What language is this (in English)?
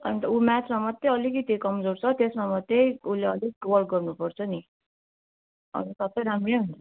Nepali